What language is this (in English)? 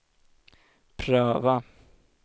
Swedish